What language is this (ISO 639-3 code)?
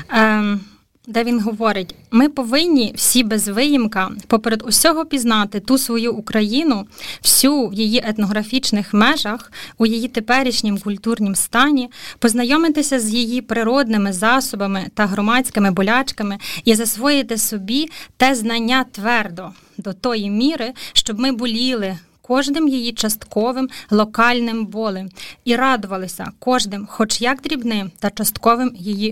ukr